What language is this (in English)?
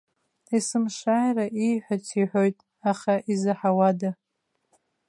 Abkhazian